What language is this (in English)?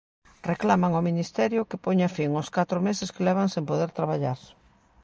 Galician